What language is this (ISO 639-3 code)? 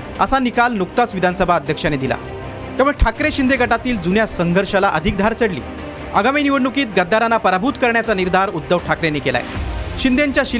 mar